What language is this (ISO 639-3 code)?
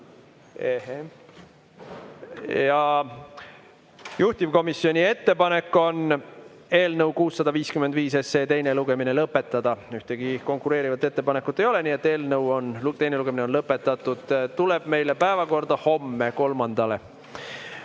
est